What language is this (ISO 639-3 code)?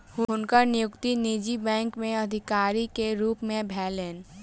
mai